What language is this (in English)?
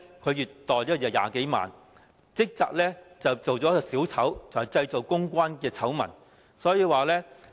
Cantonese